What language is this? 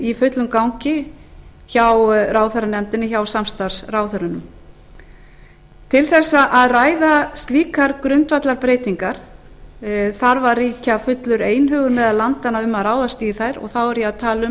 Icelandic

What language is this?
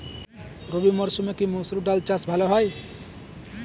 Bangla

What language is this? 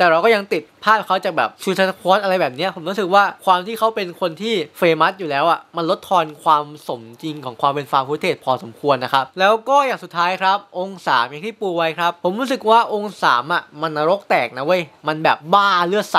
Thai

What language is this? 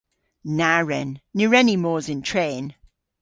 Cornish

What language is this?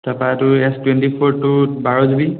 Assamese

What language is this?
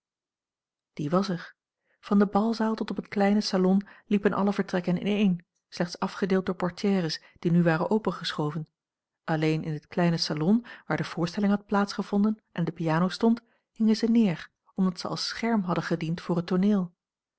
Dutch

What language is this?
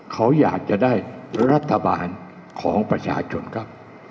Thai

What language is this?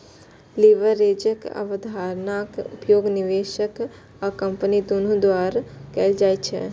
Maithili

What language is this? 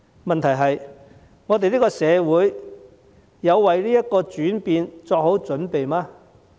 Cantonese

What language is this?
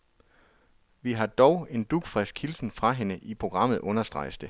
Danish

